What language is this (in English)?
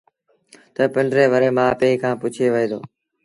Sindhi Bhil